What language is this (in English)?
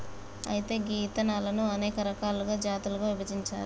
Telugu